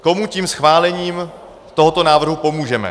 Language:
Czech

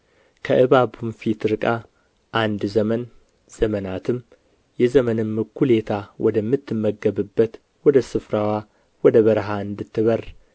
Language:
Amharic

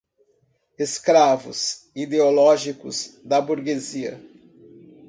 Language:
Portuguese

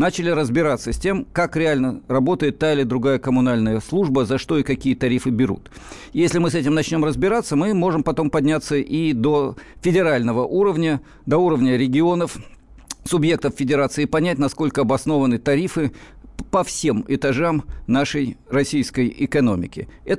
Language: Russian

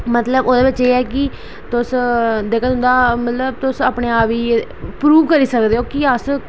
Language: Dogri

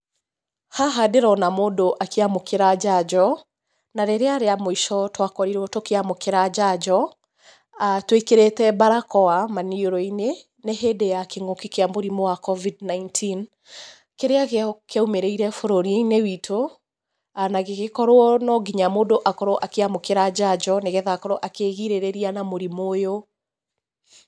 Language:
Kikuyu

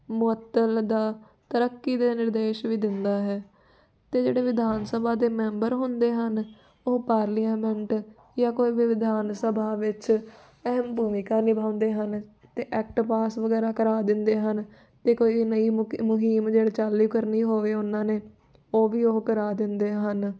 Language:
Punjabi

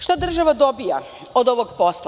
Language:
Serbian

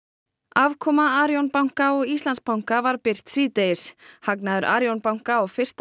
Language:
Icelandic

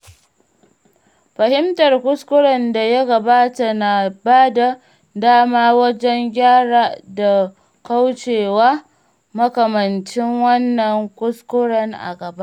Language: Hausa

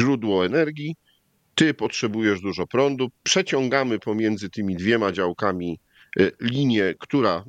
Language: Polish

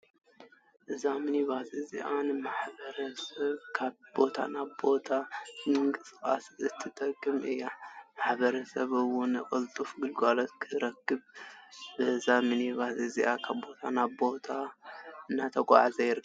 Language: Tigrinya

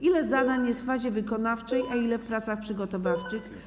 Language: Polish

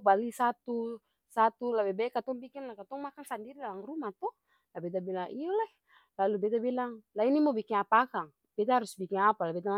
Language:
Ambonese Malay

